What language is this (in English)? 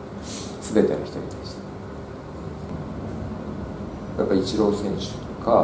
Japanese